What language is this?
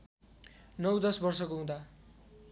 Nepali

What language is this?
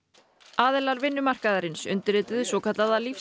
Icelandic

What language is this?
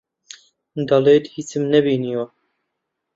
Central Kurdish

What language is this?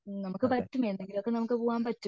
Malayalam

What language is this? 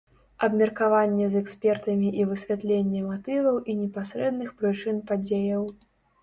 Belarusian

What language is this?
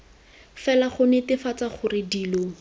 Tswana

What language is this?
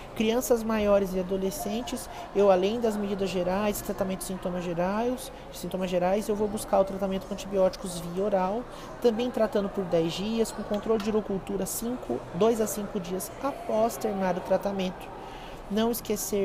Portuguese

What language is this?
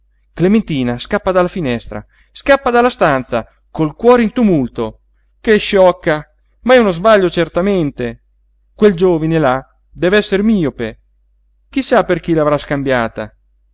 Italian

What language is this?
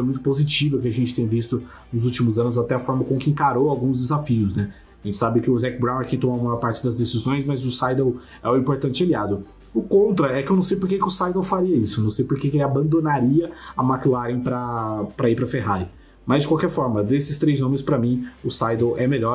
Portuguese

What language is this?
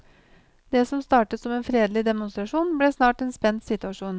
Norwegian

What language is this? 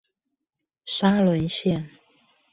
Chinese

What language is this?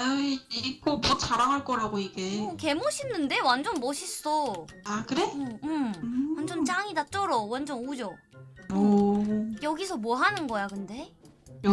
Korean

